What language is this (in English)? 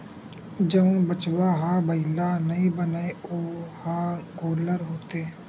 Chhattisgarhi